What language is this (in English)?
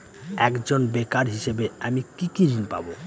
Bangla